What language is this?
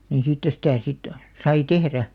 Finnish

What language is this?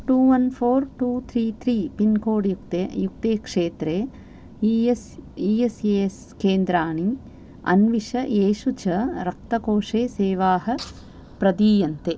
Sanskrit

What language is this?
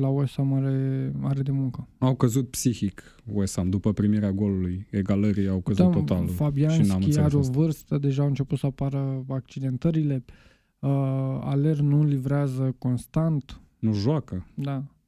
Romanian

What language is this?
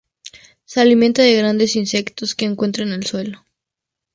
Spanish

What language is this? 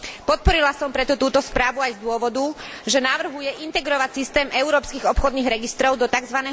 Slovak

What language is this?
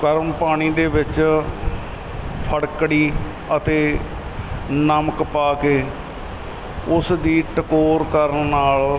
Punjabi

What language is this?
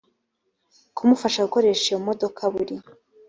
Kinyarwanda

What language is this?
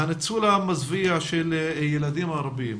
Hebrew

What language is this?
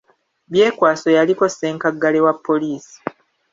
Ganda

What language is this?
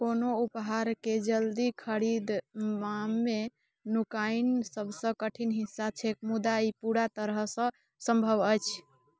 Maithili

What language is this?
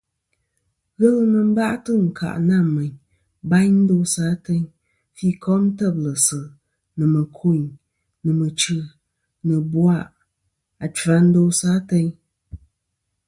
Kom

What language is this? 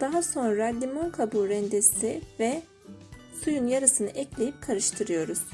Turkish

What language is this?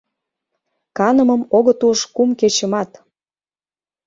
Mari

